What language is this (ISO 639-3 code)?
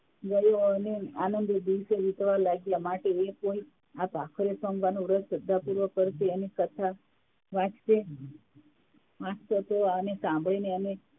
guj